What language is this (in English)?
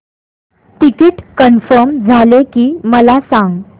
Marathi